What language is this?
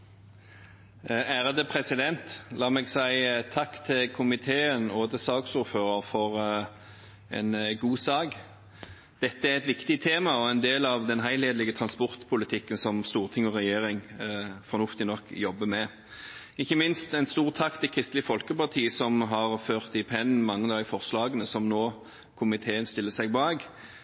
Norwegian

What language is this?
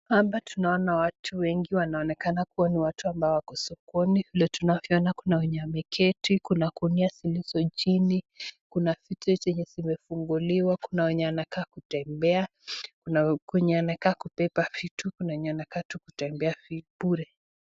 Swahili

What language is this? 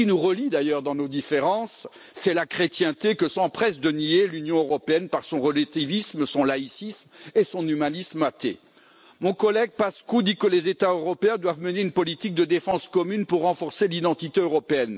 French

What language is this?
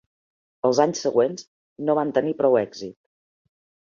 Catalan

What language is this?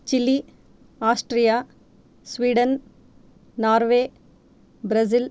Sanskrit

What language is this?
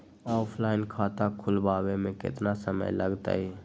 Magahi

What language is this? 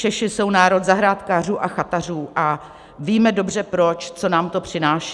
Czech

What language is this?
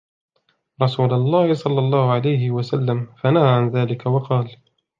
Arabic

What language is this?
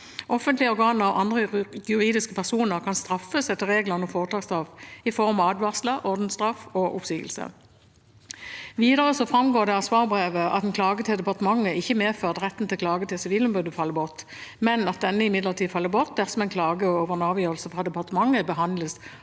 Norwegian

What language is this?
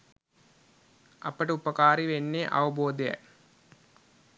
Sinhala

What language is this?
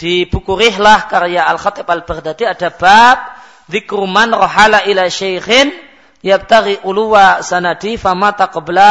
Malay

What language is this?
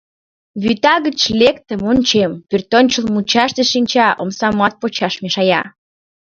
Mari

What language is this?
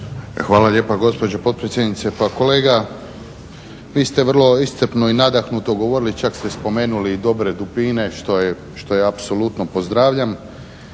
Croatian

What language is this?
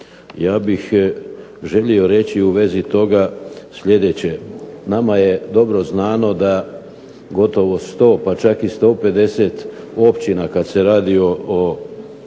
Croatian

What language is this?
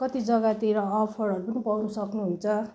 Nepali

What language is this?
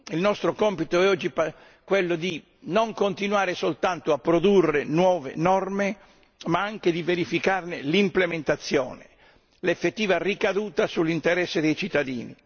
Italian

